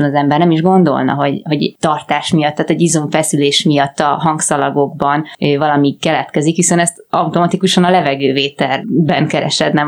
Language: Hungarian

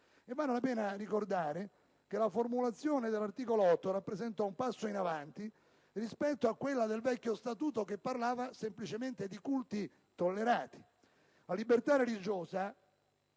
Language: Italian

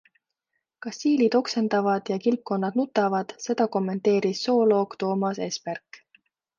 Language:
Estonian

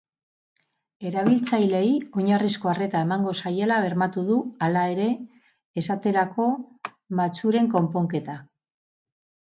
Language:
Basque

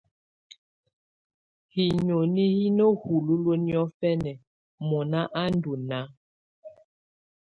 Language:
Tunen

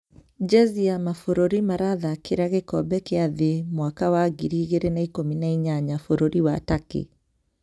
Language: Kikuyu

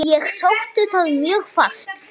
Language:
Icelandic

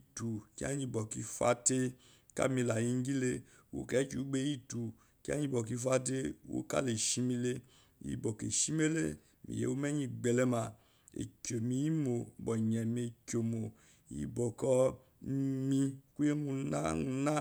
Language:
Eloyi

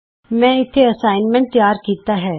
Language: Punjabi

